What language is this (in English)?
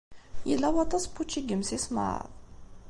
Kabyle